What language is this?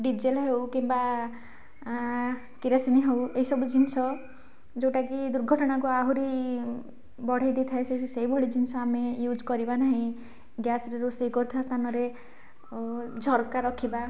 Odia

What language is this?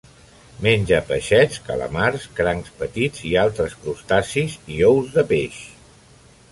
Catalan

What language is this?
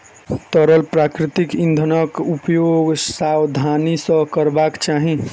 Maithili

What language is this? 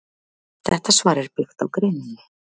Icelandic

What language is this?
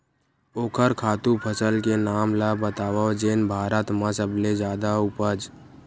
Chhattisgarhi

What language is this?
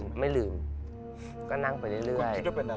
Thai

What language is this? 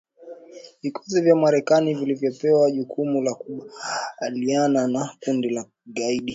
Swahili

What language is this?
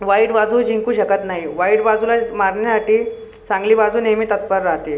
Marathi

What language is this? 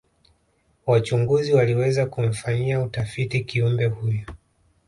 Swahili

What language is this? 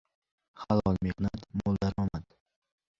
Uzbek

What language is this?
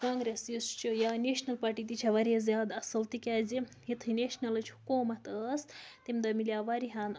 Kashmiri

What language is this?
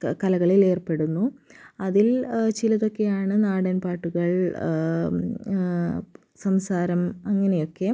Malayalam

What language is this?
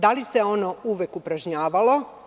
Serbian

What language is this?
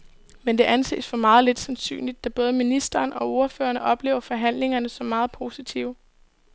Danish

